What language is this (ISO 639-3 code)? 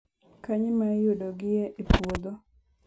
luo